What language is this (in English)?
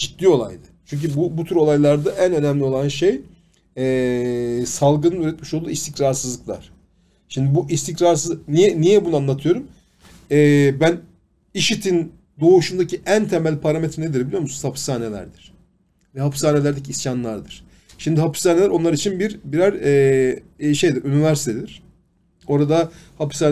Turkish